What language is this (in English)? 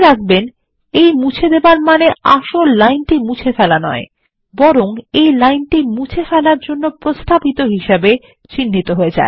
Bangla